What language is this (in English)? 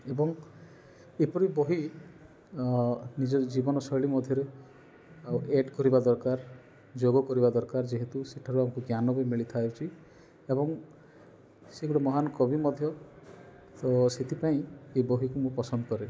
Odia